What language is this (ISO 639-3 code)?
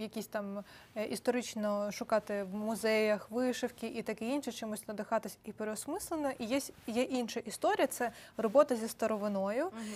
ukr